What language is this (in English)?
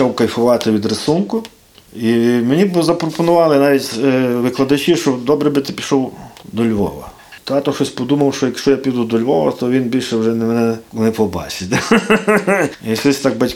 Ukrainian